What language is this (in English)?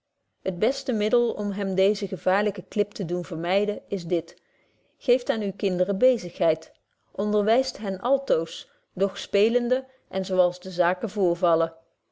Dutch